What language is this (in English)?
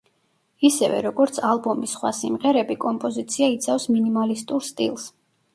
Georgian